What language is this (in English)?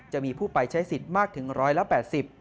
Thai